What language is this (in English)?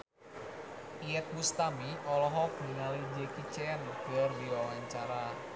Sundanese